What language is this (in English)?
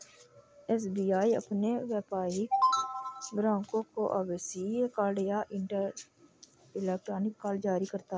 Hindi